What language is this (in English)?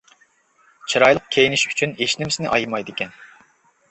Uyghur